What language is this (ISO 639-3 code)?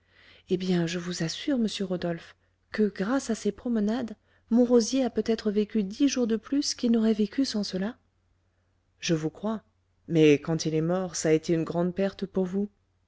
fra